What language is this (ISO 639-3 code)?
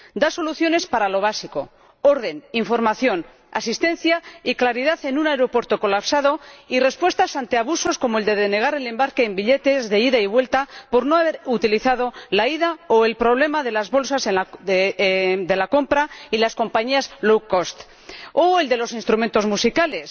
spa